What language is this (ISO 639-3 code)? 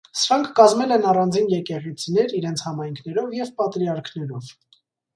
hye